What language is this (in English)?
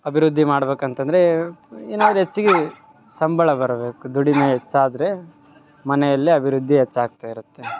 Kannada